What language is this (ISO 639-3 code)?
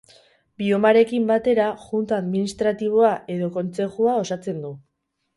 eus